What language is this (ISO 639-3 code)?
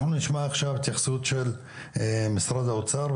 heb